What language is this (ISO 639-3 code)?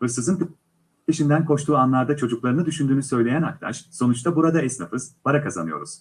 tur